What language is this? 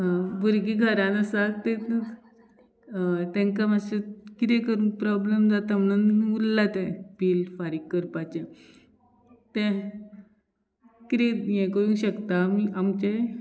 Konkani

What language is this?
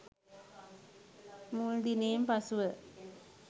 Sinhala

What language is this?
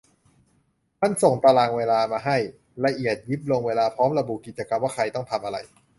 Thai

